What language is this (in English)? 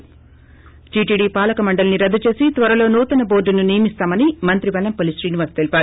Telugu